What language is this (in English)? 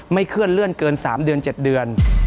Thai